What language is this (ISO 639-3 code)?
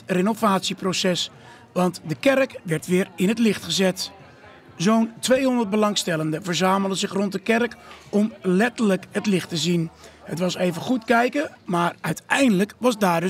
nld